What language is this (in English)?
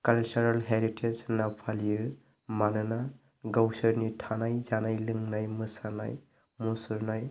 Bodo